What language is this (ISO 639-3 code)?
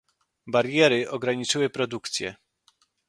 pol